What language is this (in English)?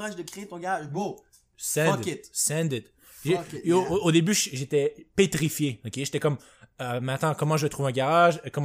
French